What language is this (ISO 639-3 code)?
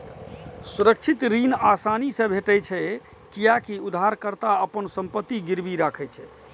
mai